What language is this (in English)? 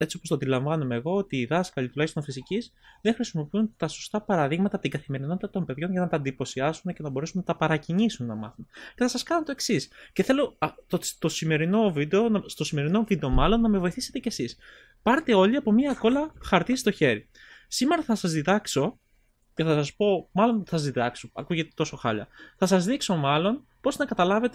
Greek